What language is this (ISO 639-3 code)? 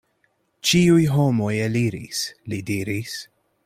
epo